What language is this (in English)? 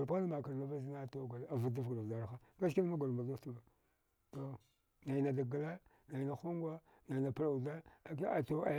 Dghwede